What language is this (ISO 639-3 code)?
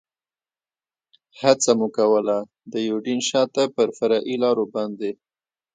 pus